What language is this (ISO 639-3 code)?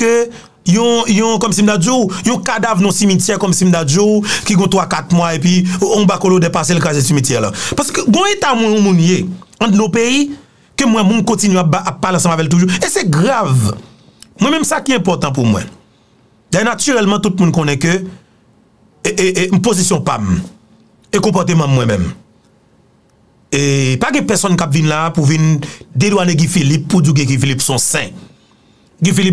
fra